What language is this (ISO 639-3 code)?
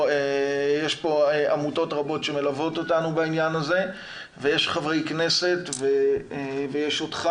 heb